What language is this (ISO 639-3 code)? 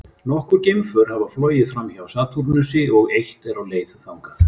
isl